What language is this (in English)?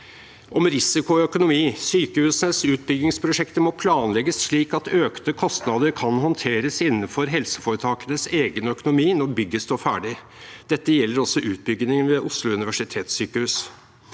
Norwegian